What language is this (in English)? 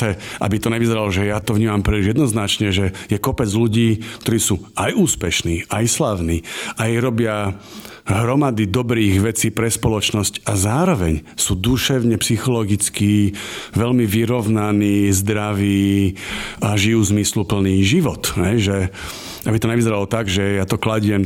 Slovak